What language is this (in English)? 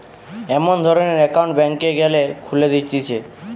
Bangla